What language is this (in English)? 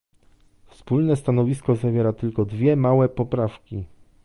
Polish